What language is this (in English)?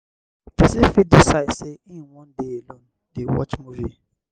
Nigerian Pidgin